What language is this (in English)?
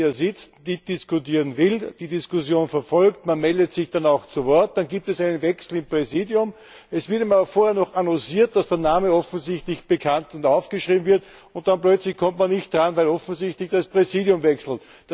German